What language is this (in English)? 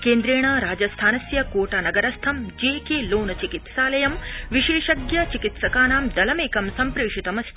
Sanskrit